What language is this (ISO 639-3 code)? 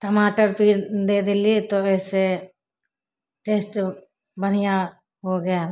mai